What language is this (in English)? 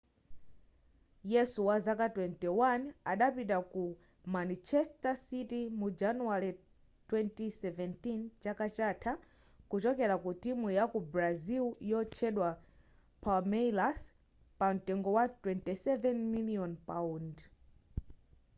Nyanja